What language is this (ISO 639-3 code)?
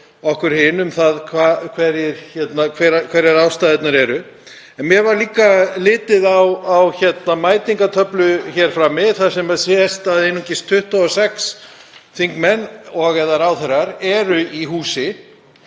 isl